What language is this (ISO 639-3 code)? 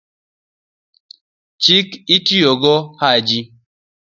luo